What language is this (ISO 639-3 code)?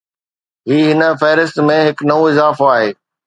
snd